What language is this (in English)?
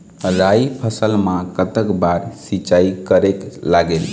Chhattisgarhi